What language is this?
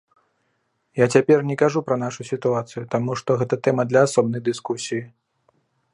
Belarusian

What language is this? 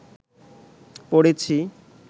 Bangla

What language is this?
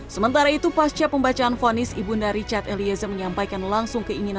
Indonesian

